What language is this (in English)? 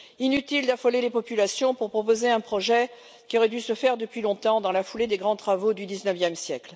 French